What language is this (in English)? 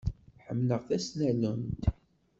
Kabyle